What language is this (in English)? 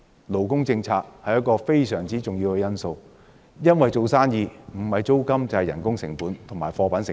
Cantonese